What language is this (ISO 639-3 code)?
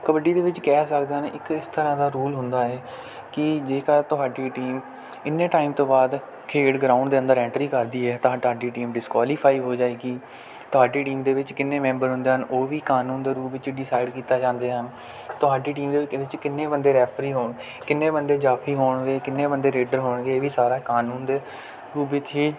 pan